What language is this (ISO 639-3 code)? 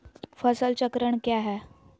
mag